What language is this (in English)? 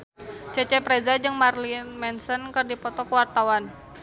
Sundanese